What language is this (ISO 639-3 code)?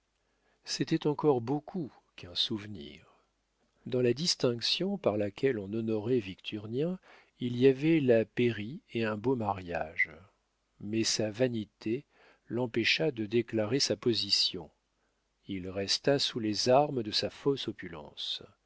fra